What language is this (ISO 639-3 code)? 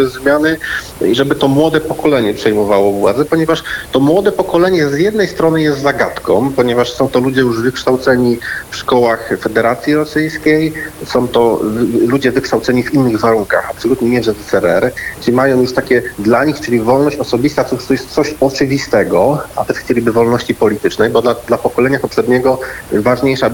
pol